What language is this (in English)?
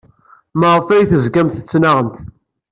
Kabyle